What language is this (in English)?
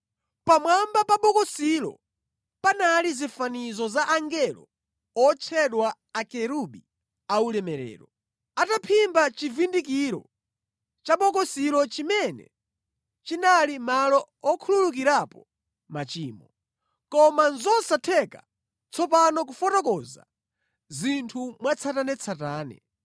Nyanja